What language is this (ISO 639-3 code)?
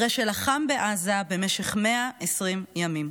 heb